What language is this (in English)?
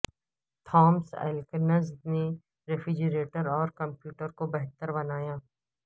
Urdu